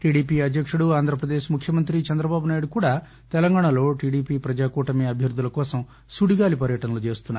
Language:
Telugu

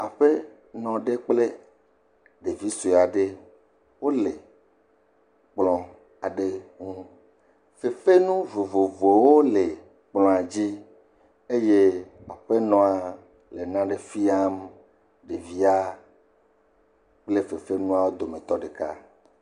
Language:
Ewe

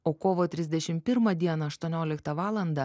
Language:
Lithuanian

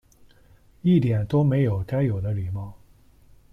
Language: Chinese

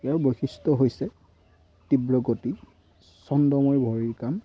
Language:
Assamese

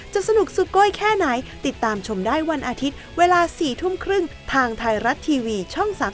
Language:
Thai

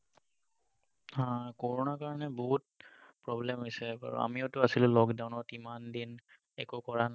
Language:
Assamese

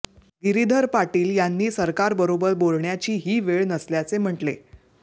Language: Marathi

